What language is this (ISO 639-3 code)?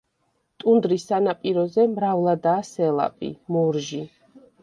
kat